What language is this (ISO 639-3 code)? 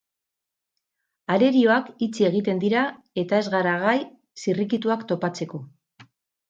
eus